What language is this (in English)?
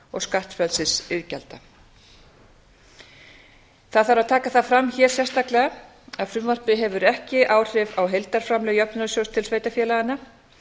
Icelandic